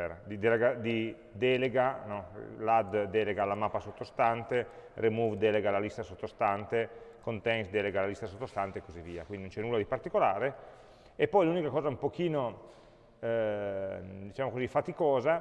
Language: Italian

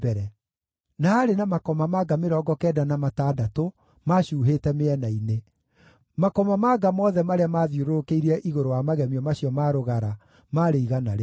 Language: Kikuyu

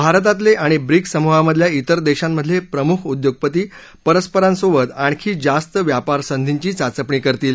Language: Marathi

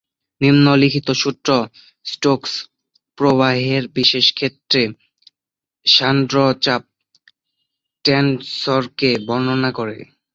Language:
Bangla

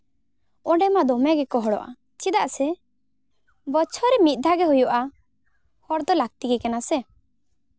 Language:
Santali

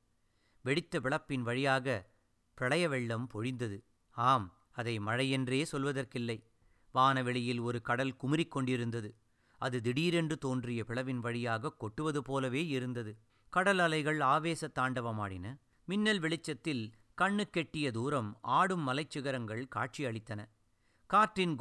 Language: Tamil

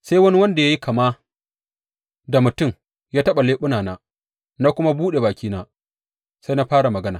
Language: Hausa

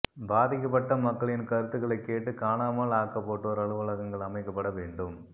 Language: Tamil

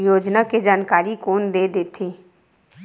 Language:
Chhattisgarhi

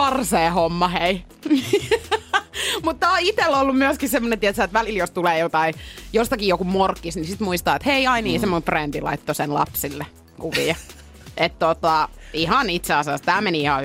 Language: Finnish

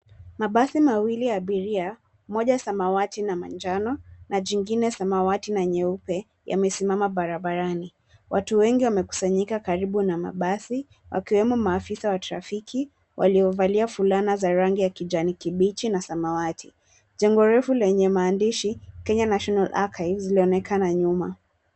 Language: Swahili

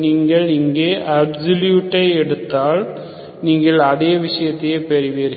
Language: Tamil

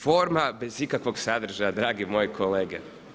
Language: Croatian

